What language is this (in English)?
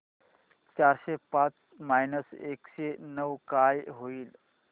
Marathi